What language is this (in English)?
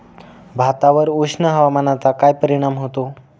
Marathi